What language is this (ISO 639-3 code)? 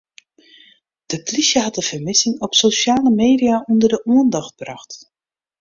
fry